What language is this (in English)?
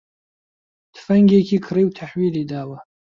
Central Kurdish